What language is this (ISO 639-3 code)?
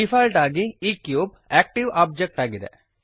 kan